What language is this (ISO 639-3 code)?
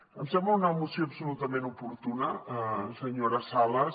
cat